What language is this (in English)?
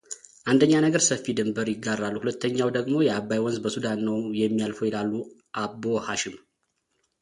Amharic